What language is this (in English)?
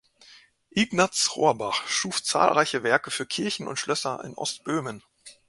German